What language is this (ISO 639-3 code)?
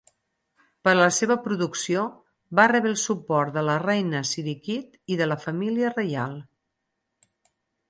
cat